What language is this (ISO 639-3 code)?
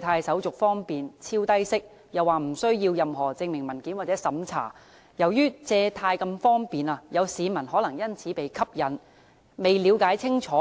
yue